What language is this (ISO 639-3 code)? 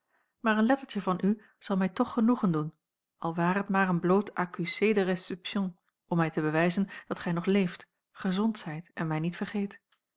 nld